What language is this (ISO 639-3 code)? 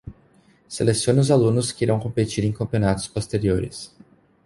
por